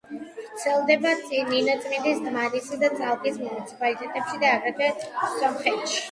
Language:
Georgian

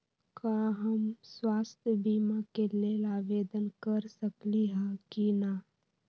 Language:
Magahi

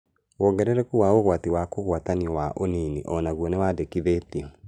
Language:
Kikuyu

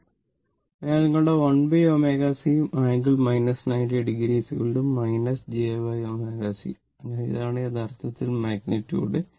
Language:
Malayalam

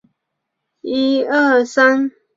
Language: Chinese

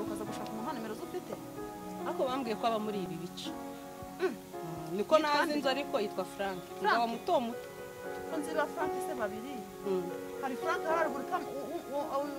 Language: Romanian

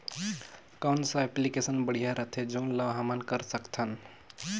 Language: Chhattisgarhi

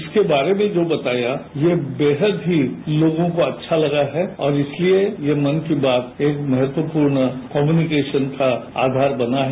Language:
Hindi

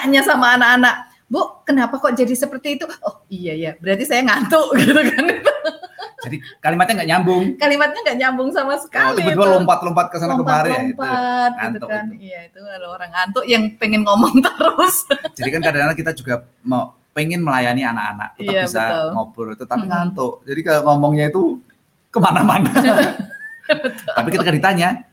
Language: Indonesian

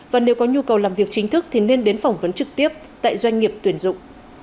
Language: Vietnamese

